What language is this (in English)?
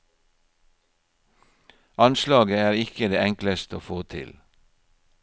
Norwegian